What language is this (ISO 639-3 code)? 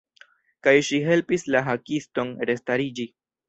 epo